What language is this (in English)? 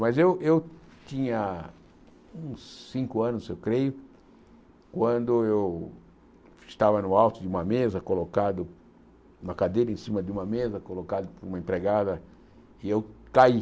Portuguese